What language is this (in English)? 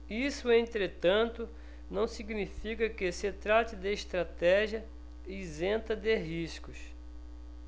Portuguese